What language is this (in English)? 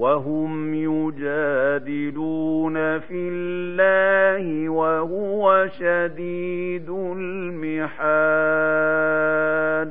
Arabic